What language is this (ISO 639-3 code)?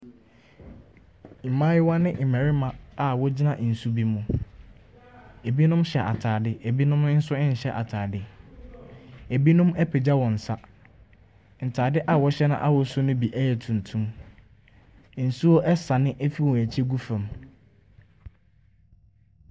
aka